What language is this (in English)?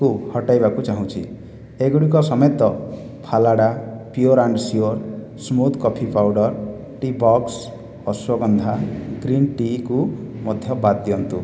Odia